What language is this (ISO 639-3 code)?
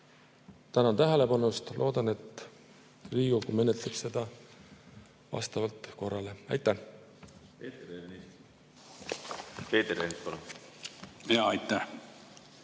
est